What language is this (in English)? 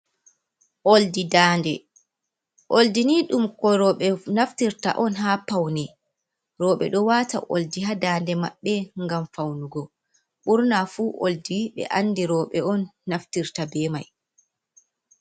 Fula